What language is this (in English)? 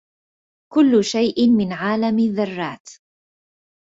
Arabic